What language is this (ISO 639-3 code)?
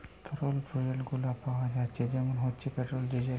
ben